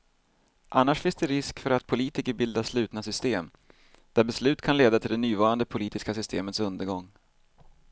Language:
Swedish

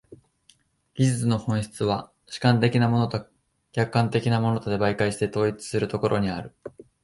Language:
Japanese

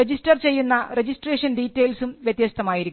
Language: Malayalam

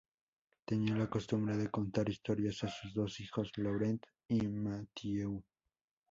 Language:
Spanish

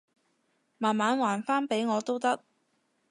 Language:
Cantonese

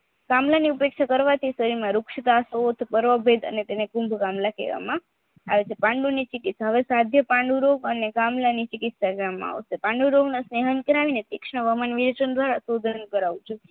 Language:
Gujarati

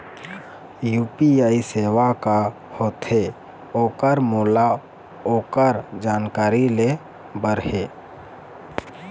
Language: Chhattisgarhi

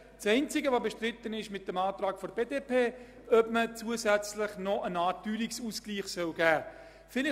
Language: Swiss German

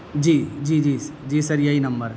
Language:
Urdu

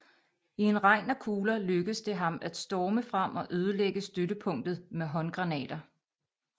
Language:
Danish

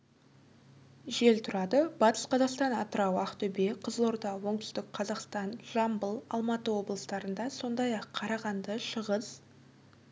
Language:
Kazakh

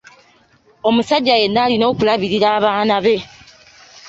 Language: Ganda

